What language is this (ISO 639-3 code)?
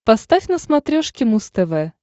rus